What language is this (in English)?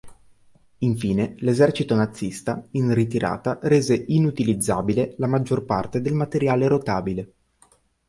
Italian